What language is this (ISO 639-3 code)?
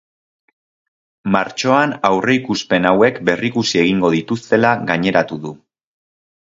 eus